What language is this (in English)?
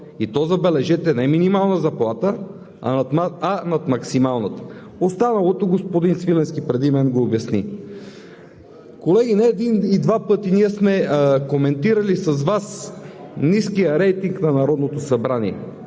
Bulgarian